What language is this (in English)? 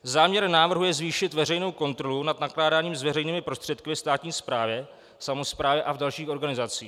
Czech